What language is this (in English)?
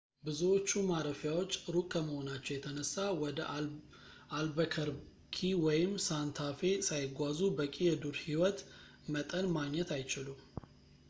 Amharic